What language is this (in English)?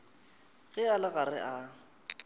Northern Sotho